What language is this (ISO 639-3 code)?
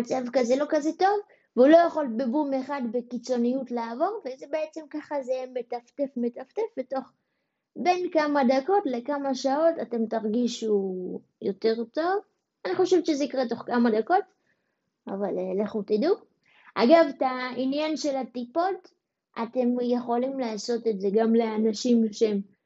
heb